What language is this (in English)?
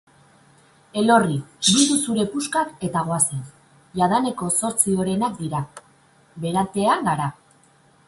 Basque